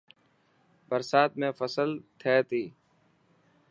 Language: Dhatki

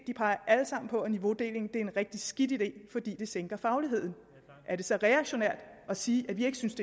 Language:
Danish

